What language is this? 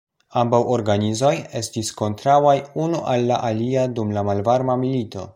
Esperanto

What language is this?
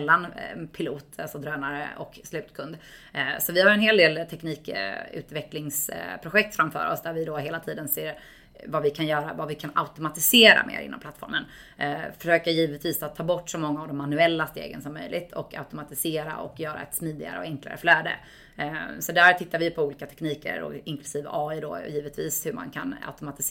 Swedish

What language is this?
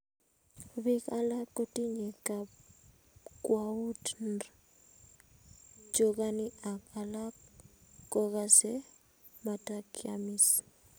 Kalenjin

